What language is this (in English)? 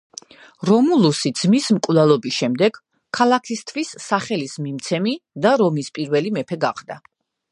Georgian